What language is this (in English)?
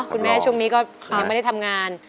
Thai